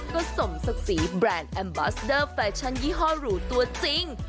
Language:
Thai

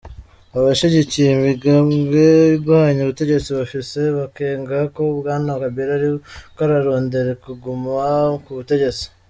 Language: Kinyarwanda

